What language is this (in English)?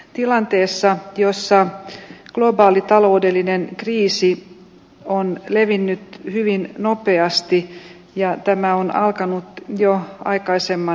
Finnish